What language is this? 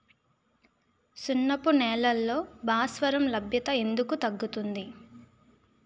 Telugu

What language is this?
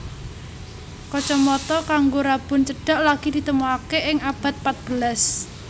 Javanese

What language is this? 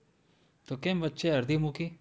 Gujarati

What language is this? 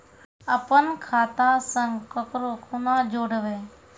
Maithili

